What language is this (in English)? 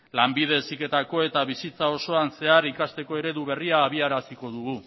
Basque